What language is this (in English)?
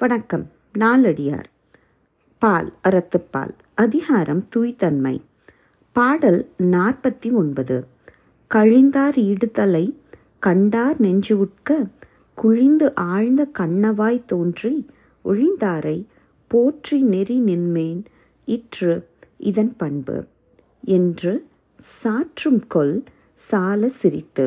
Tamil